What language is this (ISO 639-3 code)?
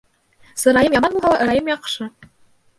bak